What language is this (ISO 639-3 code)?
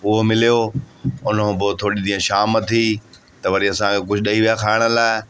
snd